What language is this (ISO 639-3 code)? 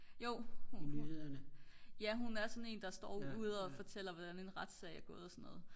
dan